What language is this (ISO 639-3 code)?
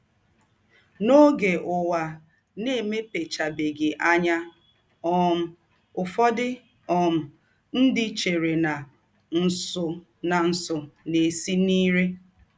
ibo